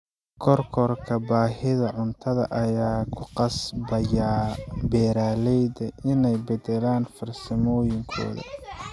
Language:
Somali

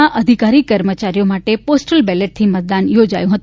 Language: Gujarati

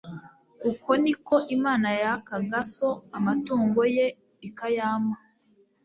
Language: Kinyarwanda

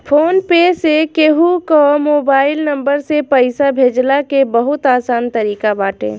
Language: Bhojpuri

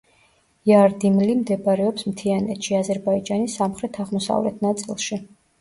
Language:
Georgian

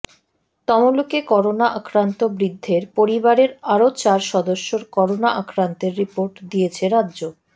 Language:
Bangla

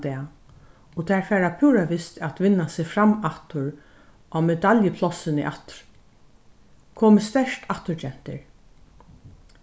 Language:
Faroese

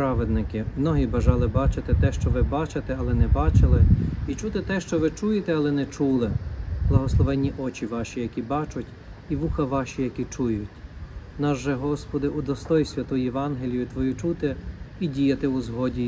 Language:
Ukrainian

